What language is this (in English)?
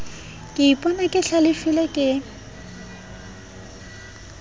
Southern Sotho